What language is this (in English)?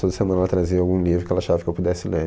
Portuguese